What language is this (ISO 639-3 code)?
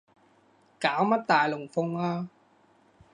yue